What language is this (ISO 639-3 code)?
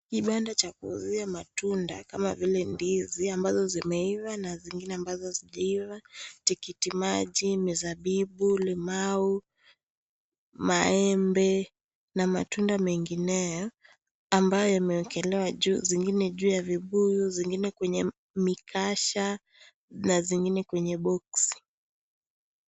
swa